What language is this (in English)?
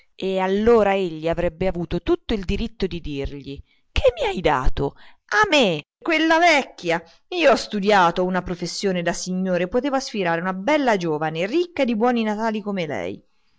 Italian